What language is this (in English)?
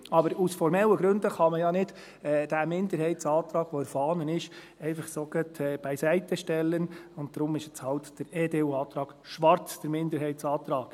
Swiss German